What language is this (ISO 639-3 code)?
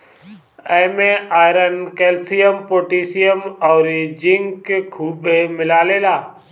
bho